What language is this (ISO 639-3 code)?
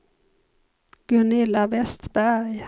swe